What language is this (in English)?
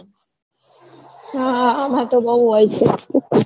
Gujarati